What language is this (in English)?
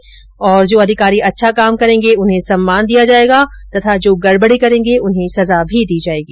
Hindi